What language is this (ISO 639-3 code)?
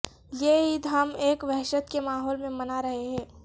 urd